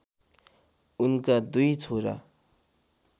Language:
Nepali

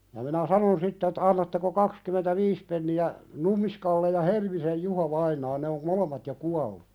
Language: Finnish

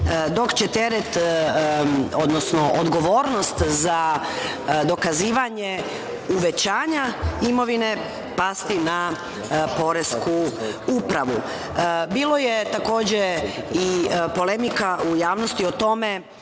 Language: Serbian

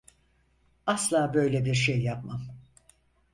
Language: Turkish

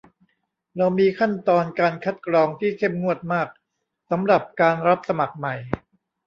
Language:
Thai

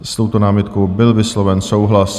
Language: Czech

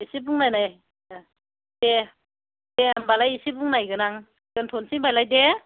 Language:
Bodo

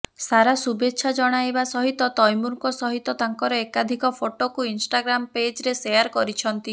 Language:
Odia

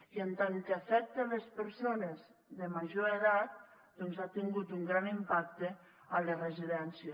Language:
Catalan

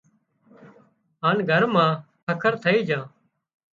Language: Wadiyara Koli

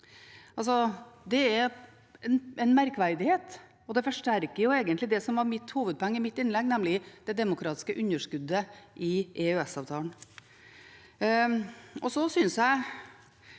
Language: Norwegian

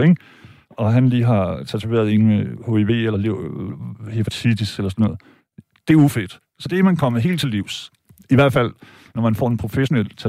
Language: Danish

